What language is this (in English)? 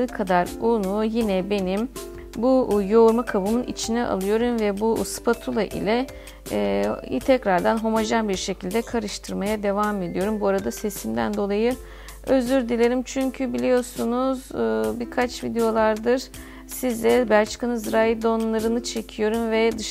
Turkish